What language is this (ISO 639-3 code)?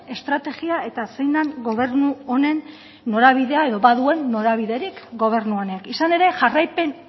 eus